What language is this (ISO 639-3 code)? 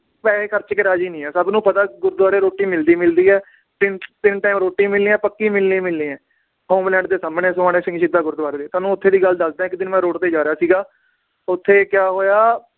pan